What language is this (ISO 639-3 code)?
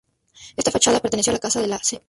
spa